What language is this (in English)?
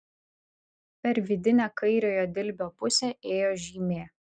Lithuanian